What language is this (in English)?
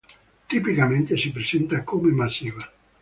Italian